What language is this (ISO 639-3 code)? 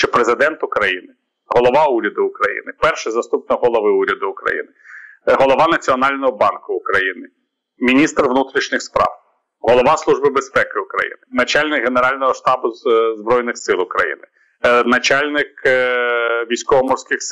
ukr